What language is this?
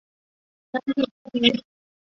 Chinese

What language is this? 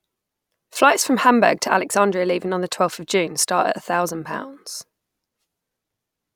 English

